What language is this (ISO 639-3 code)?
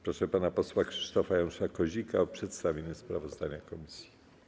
pol